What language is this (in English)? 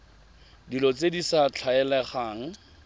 Tswana